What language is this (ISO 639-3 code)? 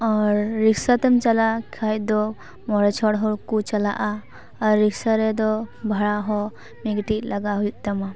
sat